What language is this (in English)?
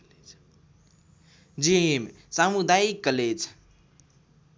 Nepali